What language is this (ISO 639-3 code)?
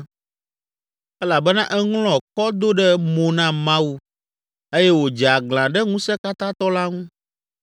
ewe